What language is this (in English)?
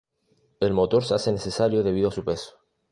Spanish